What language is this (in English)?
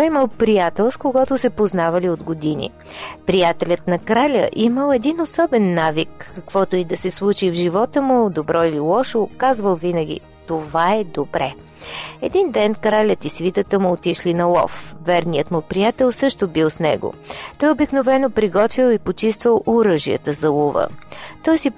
Bulgarian